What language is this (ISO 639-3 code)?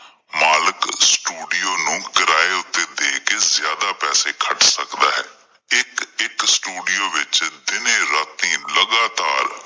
pan